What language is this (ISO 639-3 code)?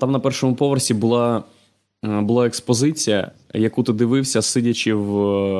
ukr